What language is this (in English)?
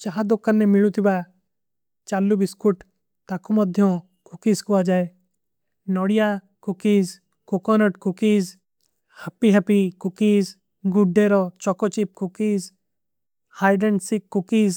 Kui (India)